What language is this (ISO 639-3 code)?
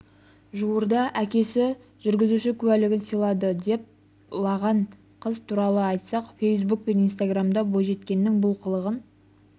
kaz